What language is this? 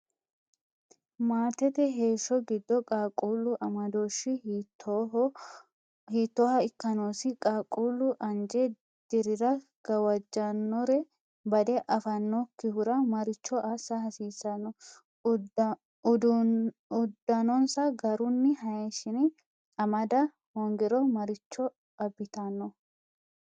Sidamo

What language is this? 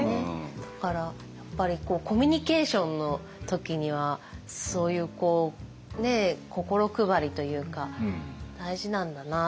Japanese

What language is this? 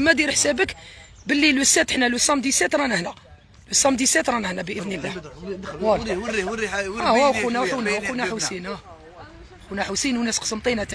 Arabic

